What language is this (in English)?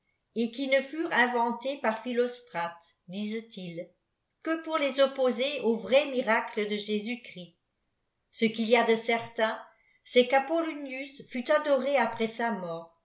French